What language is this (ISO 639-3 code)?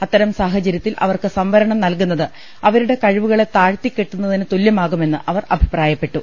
mal